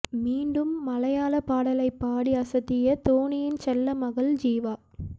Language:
Tamil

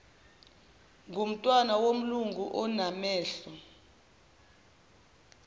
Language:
Zulu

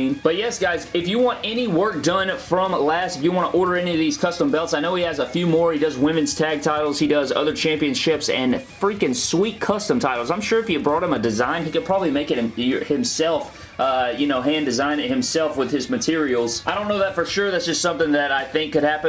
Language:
English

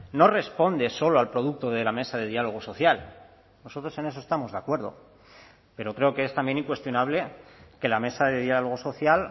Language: Spanish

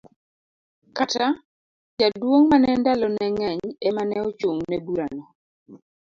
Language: Luo (Kenya and Tanzania)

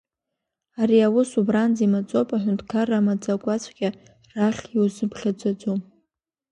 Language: Abkhazian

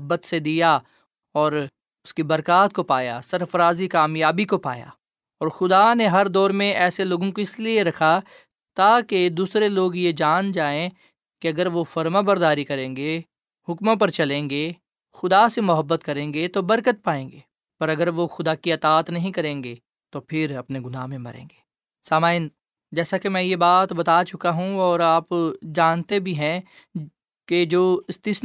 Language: Urdu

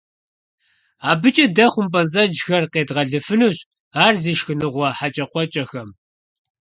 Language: Kabardian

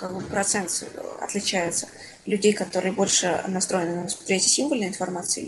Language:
Russian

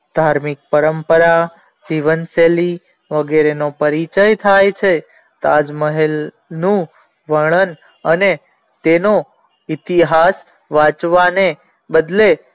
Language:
Gujarati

